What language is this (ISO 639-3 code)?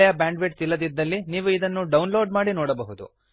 kan